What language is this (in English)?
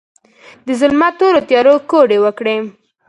Pashto